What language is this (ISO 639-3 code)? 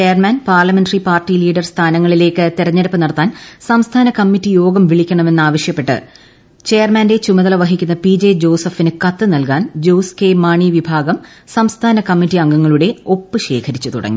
mal